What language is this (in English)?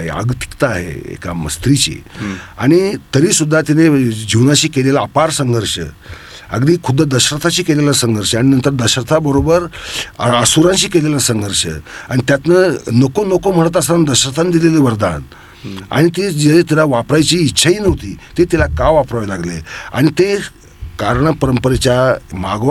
Marathi